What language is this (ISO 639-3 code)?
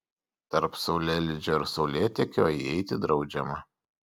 lit